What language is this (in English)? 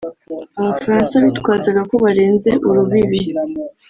Kinyarwanda